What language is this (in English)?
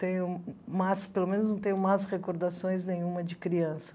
Portuguese